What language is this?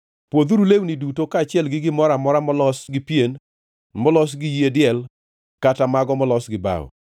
Luo (Kenya and Tanzania)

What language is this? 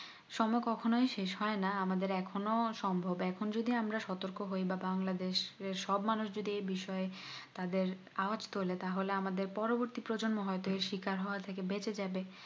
Bangla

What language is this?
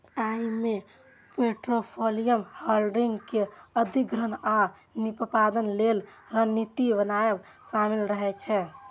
Maithili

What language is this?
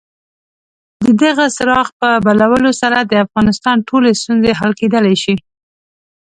Pashto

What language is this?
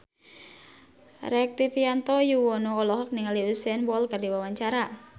Sundanese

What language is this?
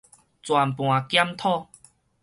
Min Nan Chinese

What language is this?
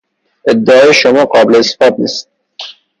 Persian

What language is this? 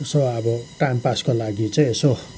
Nepali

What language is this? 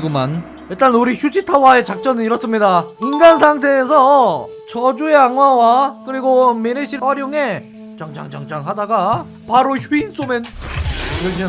Korean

